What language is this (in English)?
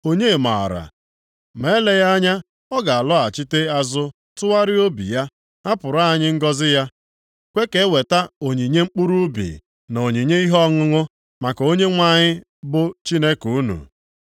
Igbo